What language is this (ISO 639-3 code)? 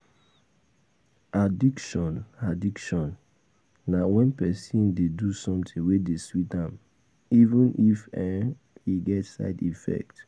pcm